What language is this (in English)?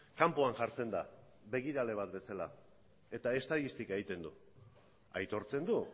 Basque